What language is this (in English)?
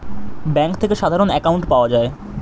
Bangla